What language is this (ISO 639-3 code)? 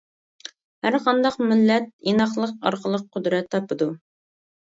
uig